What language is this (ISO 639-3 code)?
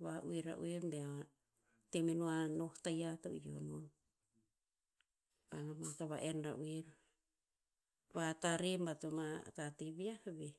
tpz